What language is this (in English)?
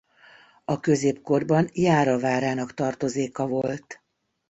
Hungarian